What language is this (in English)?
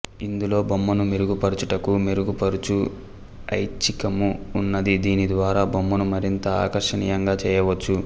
Telugu